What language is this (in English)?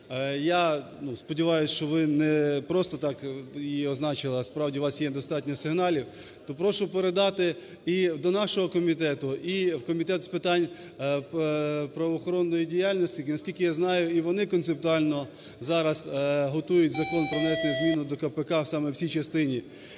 Ukrainian